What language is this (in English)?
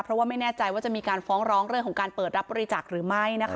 Thai